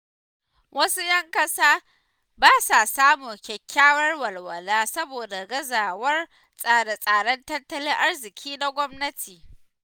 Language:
Hausa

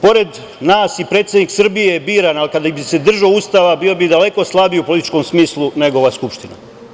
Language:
Serbian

